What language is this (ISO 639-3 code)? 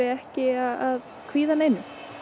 isl